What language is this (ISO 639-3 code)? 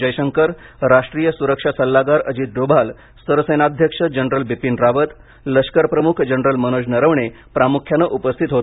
mar